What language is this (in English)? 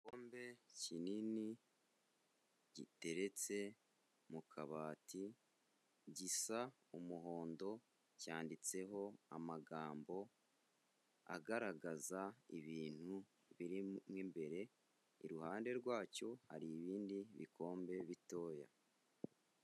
Kinyarwanda